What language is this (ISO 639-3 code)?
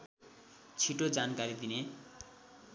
nep